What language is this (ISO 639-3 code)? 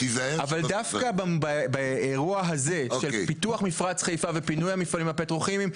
heb